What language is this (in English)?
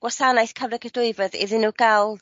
Welsh